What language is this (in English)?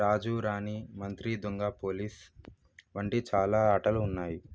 Telugu